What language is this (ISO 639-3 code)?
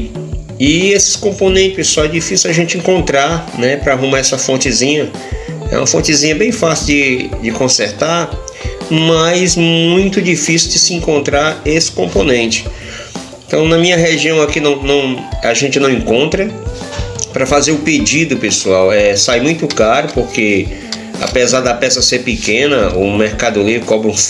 por